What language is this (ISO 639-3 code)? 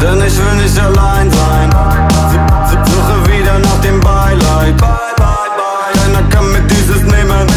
ara